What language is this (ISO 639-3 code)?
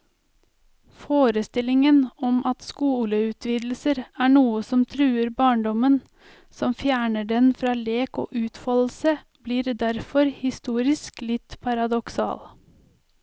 nor